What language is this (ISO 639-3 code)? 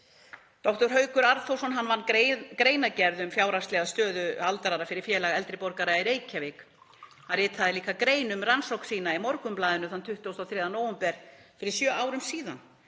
isl